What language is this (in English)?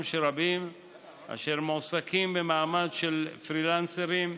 Hebrew